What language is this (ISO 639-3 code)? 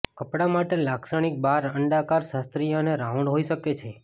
guj